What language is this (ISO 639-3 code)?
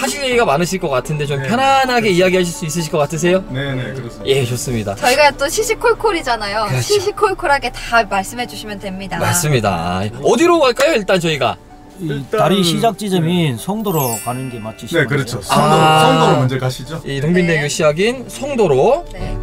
kor